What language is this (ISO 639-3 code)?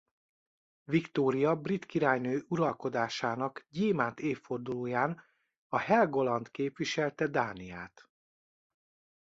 hun